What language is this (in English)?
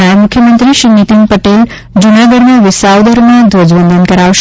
Gujarati